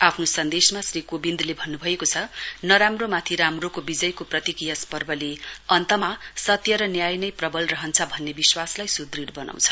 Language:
Nepali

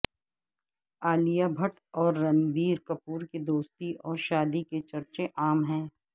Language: Urdu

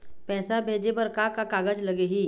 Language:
Chhattisgarhi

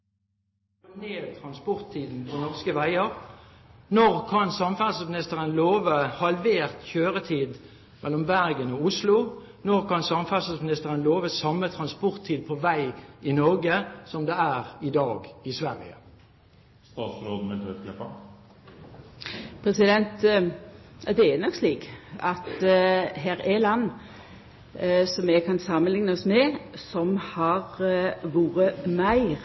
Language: Norwegian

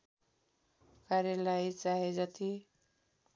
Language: Nepali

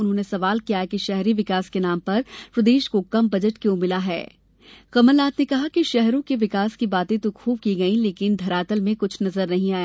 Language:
Hindi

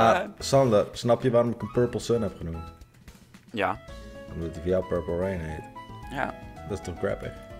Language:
Dutch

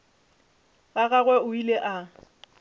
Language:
Northern Sotho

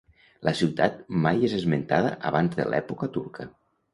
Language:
Catalan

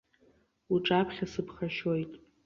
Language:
Abkhazian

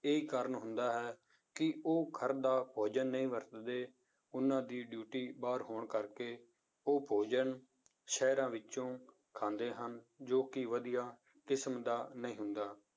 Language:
Punjabi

